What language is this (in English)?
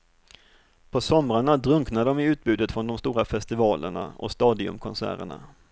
Swedish